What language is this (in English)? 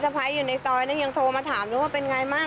Thai